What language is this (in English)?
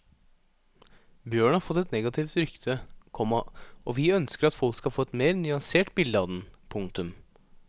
Norwegian